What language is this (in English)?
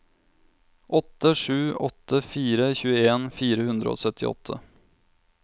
Norwegian